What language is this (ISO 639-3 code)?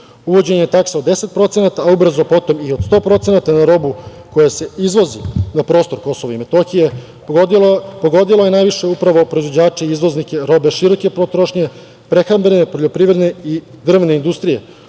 srp